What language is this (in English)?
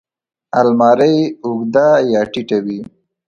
Pashto